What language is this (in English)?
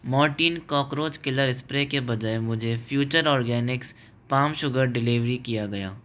Hindi